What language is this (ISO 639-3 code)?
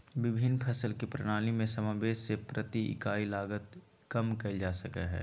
mag